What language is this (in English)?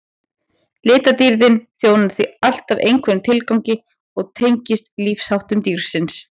Icelandic